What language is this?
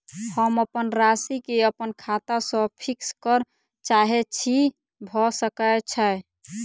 Maithili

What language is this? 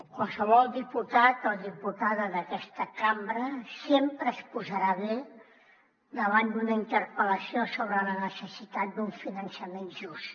Catalan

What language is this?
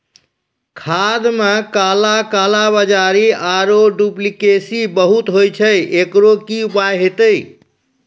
Maithili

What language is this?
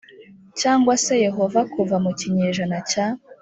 Kinyarwanda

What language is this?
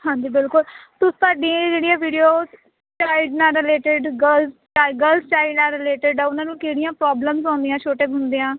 Punjabi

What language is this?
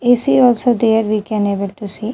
English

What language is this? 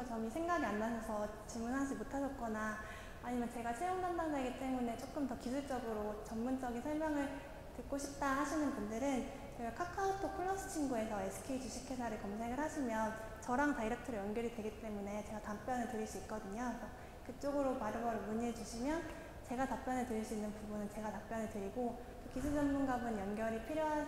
Korean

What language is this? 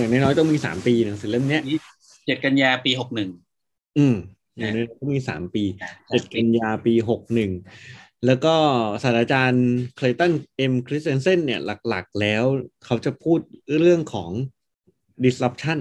Thai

